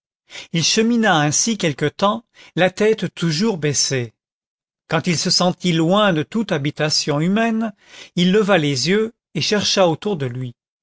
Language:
French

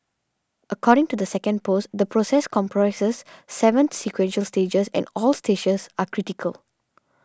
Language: English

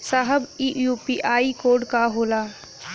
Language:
Bhojpuri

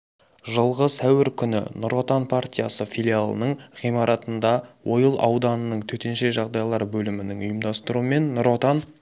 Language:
Kazakh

